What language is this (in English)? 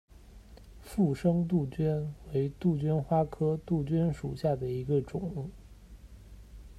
Chinese